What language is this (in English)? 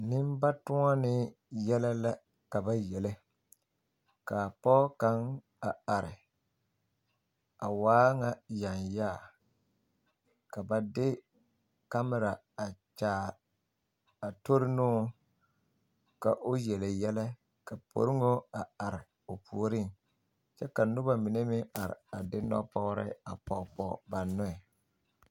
Southern Dagaare